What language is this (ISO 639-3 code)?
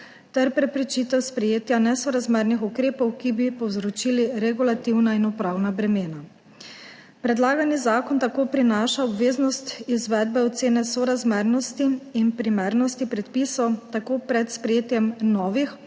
slv